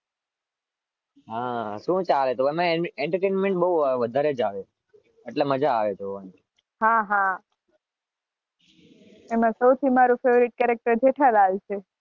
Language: Gujarati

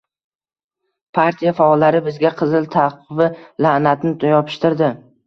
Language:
Uzbek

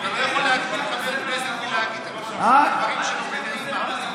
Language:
Hebrew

